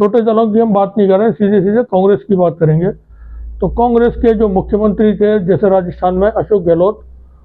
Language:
Hindi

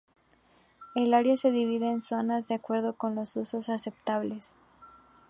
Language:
Spanish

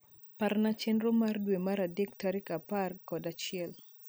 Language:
Luo (Kenya and Tanzania)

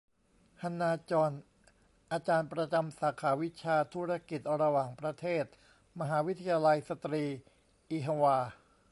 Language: Thai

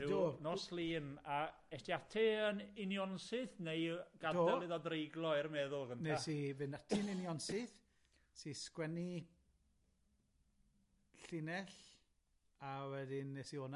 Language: Welsh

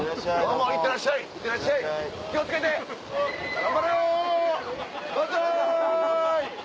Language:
Japanese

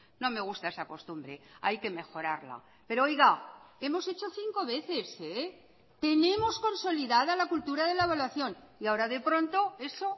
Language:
Spanish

